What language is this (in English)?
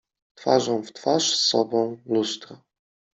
Polish